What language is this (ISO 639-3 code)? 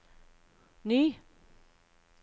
nor